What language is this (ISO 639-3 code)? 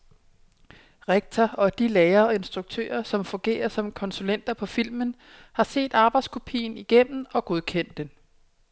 dan